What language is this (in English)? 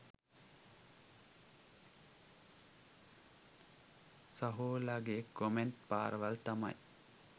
Sinhala